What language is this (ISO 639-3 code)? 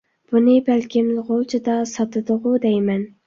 uig